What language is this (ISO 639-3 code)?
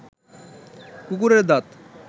ben